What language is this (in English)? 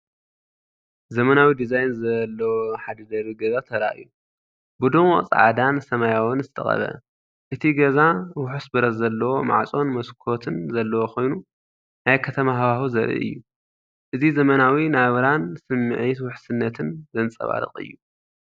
Tigrinya